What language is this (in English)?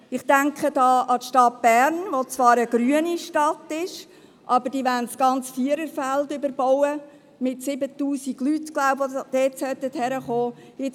Swiss German